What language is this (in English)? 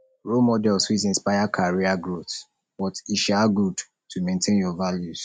Nigerian Pidgin